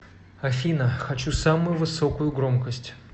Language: Russian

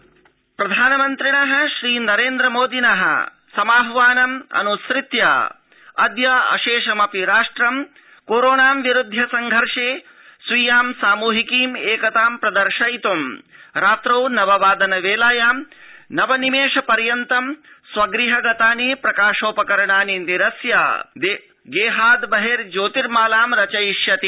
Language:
Sanskrit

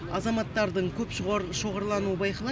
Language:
Kazakh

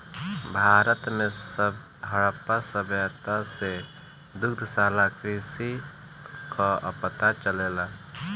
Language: Bhojpuri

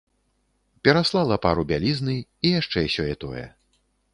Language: Belarusian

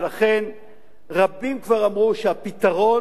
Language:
Hebrew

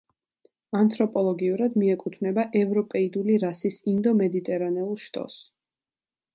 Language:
Georgian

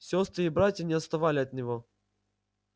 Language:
Russian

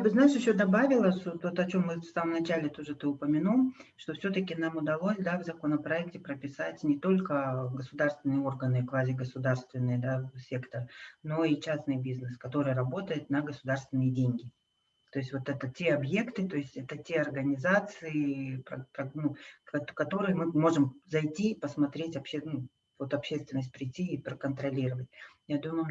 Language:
Russian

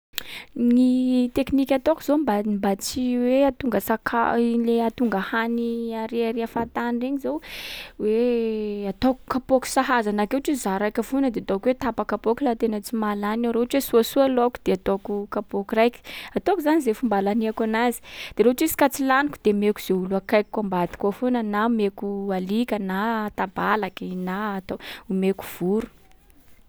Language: Sakalava Malagasy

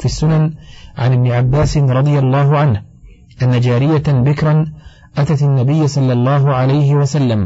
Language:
Arabic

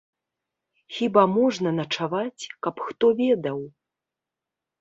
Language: Belarusian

